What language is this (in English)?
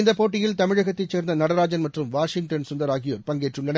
Tamil